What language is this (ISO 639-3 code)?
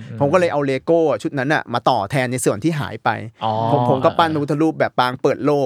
tha